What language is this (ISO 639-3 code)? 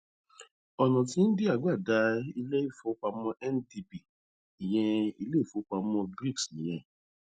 yor